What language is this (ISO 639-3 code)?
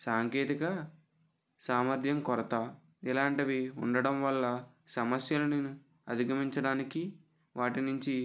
tel